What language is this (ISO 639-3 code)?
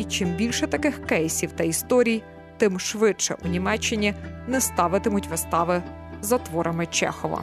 ukr